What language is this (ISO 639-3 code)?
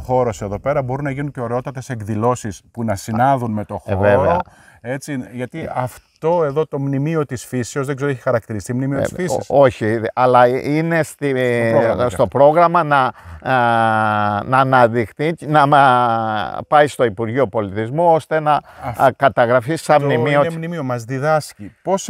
ell